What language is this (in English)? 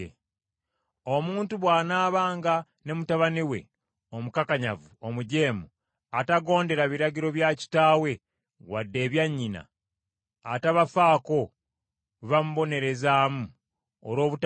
Ganda